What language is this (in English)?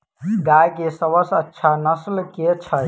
Maithili